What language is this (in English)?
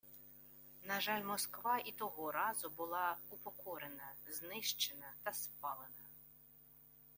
Ukrainian